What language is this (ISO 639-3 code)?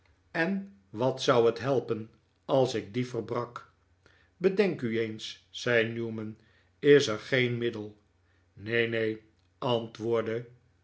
nld